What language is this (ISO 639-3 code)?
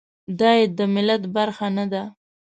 pus